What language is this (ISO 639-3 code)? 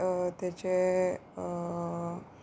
kok